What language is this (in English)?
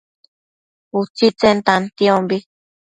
Matsés